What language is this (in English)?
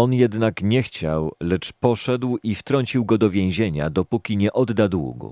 Polish